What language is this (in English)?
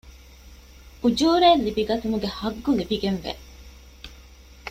Divehi